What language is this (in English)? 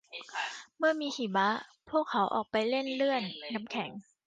Thai